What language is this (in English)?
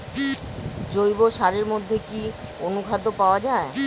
Bangla